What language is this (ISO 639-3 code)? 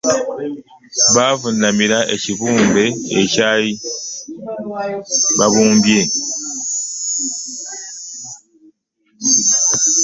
lug